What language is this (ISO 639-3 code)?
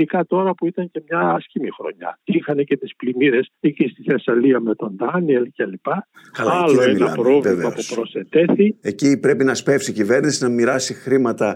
ell